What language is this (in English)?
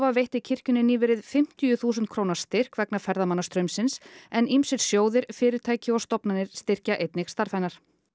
Icelandic